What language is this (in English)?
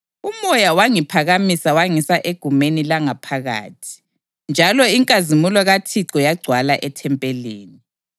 North Ndebele